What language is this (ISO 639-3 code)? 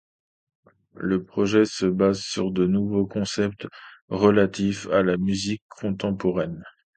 fra